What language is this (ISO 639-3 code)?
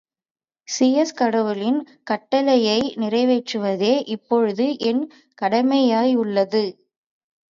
tam